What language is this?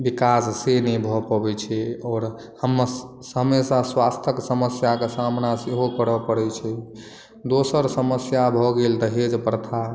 Maithili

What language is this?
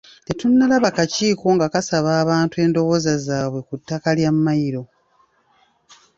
Ganda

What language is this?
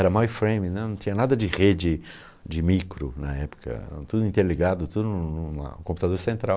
Portuguese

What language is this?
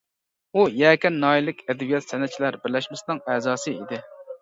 Uyghur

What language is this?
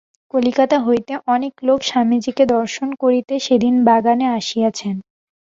Bangla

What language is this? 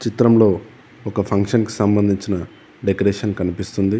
Telugu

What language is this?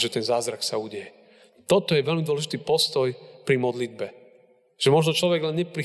Slovak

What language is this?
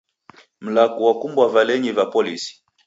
Taita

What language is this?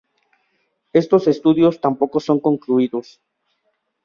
Spanish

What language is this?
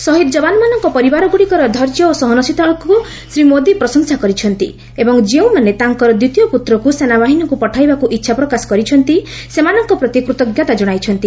Odia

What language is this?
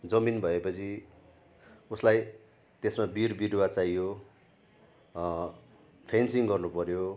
Nepali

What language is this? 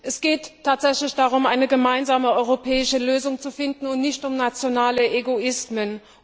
German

